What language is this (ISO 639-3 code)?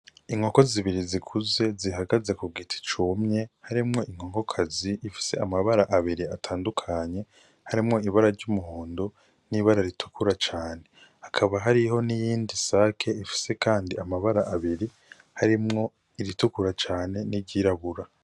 run